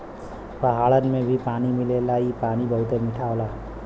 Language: Bhojpuri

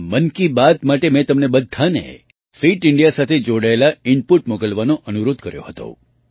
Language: Gujarati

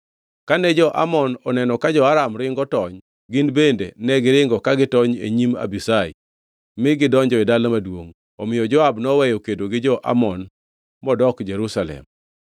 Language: Luo (Kenya and Tanzania)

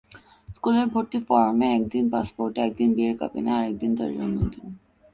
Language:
Bangla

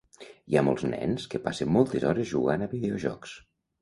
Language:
Catalan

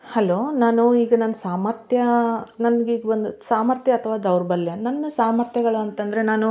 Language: Kannada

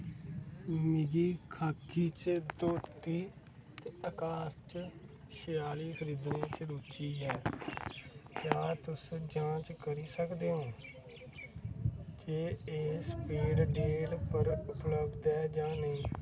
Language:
Dogri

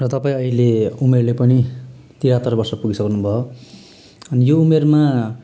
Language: Nepali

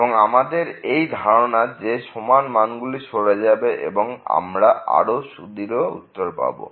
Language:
Bangla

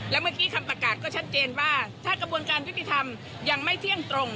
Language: Thai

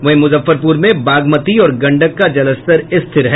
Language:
Hindi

